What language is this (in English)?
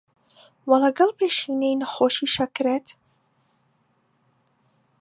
Central Kurdish